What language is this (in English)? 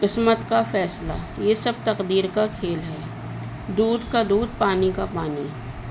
Urdu